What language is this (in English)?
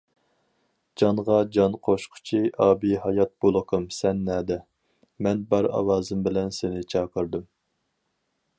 Uyghur